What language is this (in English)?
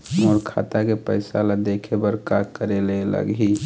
Chhattisgarhi